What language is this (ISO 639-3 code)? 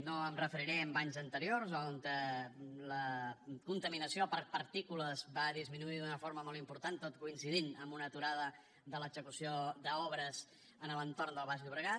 cat